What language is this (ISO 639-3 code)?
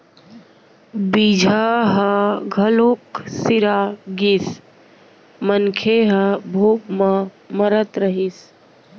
hne